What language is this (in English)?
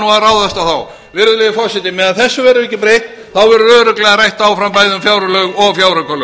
Icelandic